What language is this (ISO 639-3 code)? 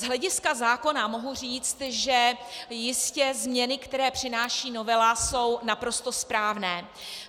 ces